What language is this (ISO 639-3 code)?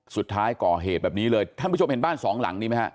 tha